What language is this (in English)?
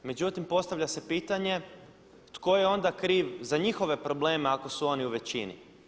Croatian